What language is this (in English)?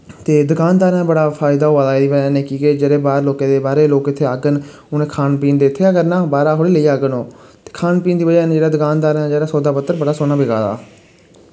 Dogri